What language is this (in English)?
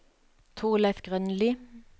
Norwegian